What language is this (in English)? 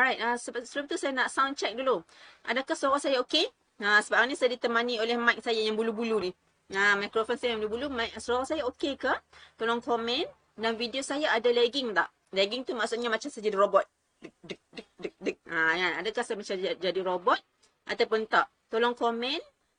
Malay